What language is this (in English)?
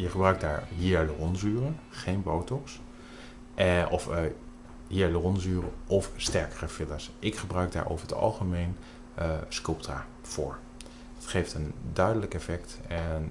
Dutch